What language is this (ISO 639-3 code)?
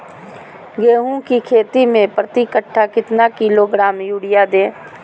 mag